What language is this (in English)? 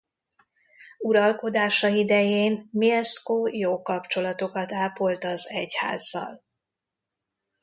Hungarian